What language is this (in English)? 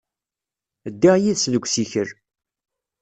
Kabyle